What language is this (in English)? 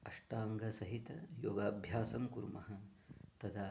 Sanskrit